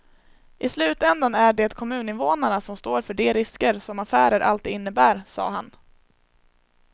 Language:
Swedish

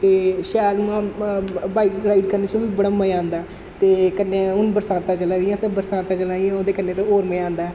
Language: Dogri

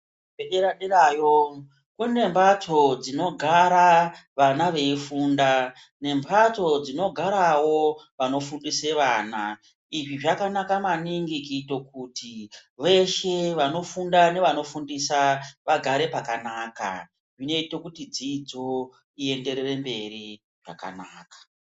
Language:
Ndau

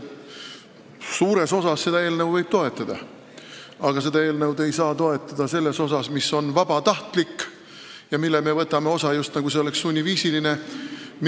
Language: Estonian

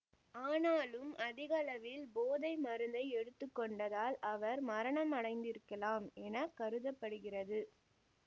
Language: Tamil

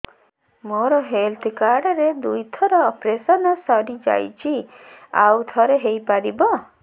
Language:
Odia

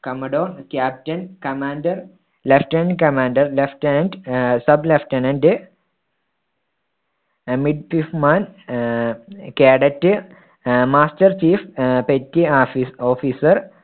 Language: Malayalam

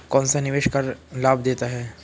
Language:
Hindi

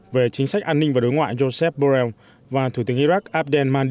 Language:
Vietnamese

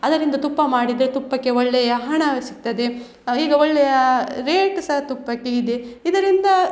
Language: Kannada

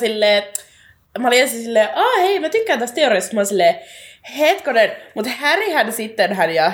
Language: Finnish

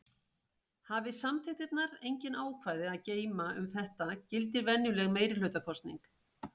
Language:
Icelandic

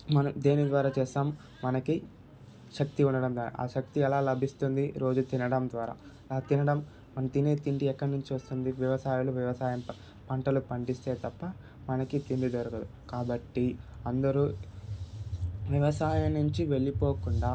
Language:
Telugu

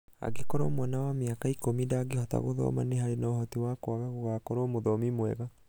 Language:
Kikuyu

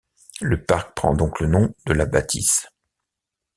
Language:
French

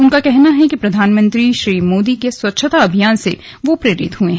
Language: Hindi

